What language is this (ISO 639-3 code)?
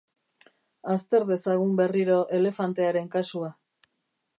eus